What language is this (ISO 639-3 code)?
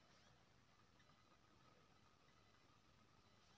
mai